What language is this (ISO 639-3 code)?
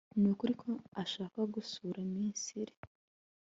kin